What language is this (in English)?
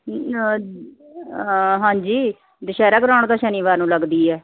Punjabi